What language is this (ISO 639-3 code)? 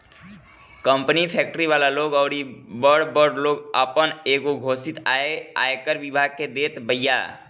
bho